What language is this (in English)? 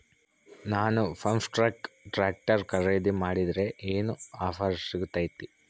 Kannada